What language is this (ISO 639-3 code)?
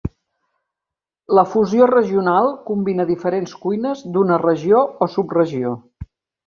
cat